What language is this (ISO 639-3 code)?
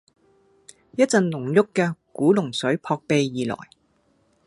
yue